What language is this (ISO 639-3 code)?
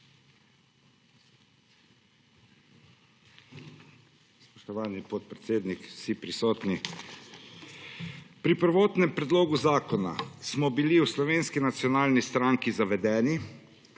slv